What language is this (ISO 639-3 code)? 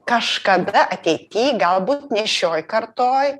lit